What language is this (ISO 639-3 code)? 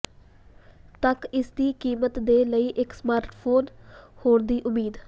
pan